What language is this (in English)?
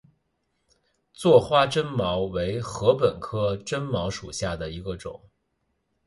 Chinese